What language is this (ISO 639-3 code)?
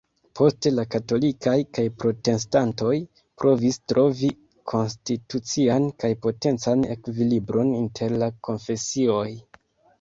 epo